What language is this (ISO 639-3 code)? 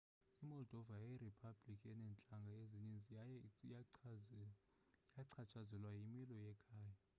xho